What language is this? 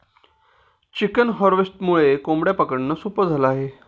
Marathi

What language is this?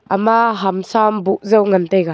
Wancho Naga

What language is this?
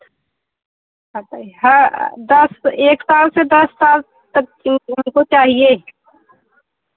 Hindi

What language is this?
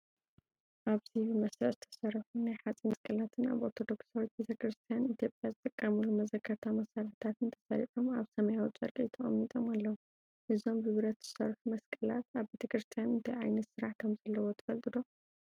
Tigrinya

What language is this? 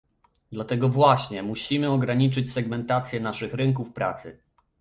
Polish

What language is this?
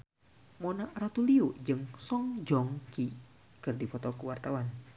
Sundanese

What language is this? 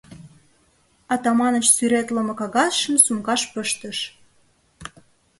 Mari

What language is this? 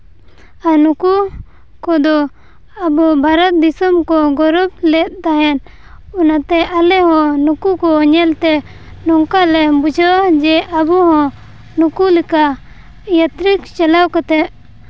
Santali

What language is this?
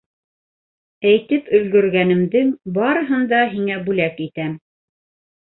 Bashkir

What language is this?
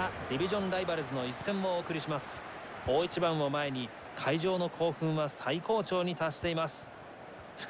Japanese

